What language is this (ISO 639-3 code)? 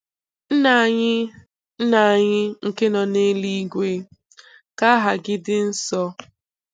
ibo